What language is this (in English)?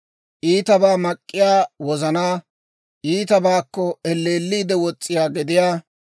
Dawro